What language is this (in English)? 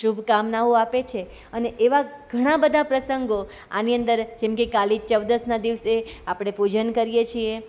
Gujarati